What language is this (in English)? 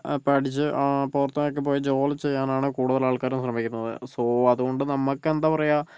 Malayalam